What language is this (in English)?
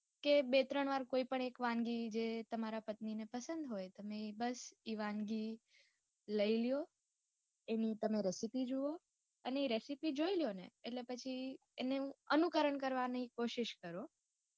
Gujarati